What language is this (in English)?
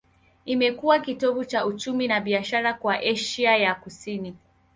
Swahili